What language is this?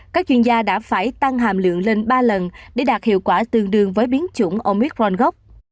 Vietnamese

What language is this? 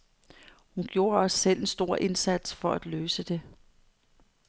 Danish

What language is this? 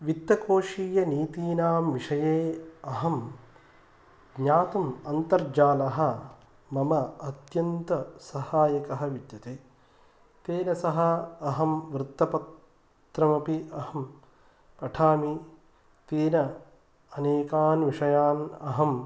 Sanskrit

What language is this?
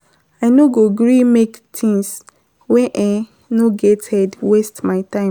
Nigerian Pidgin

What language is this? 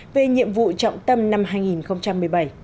Vietnamese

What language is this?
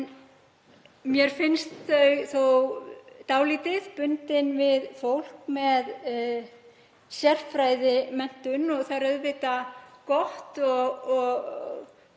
Icelandic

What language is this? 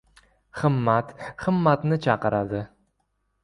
Uzbek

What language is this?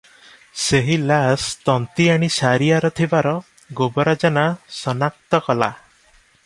Odia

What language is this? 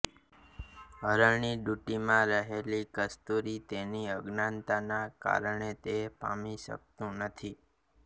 Gujarati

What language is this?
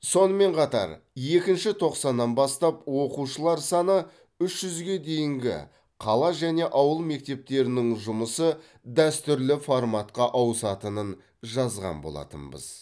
Kazakh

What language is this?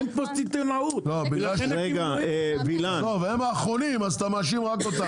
Hebrew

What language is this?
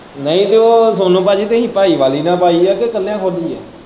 Punjabi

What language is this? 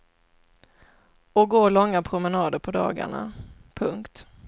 Swedish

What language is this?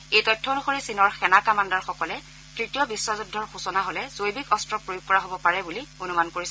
Assamese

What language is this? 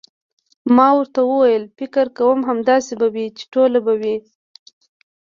Pashto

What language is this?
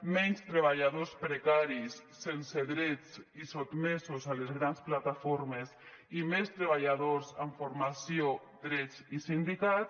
Catalan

